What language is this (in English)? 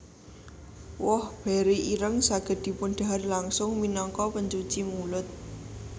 Javanese